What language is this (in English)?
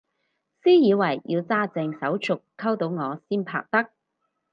Cantonese